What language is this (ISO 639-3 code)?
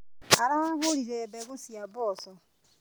kik